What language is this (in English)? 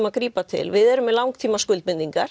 Icelandic